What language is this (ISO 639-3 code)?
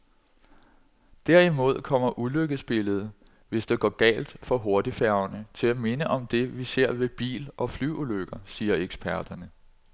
dan